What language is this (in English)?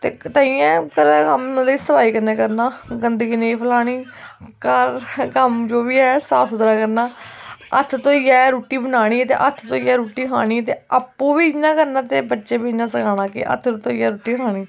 Dogri